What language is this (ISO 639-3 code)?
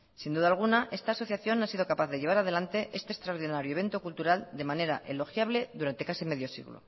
spa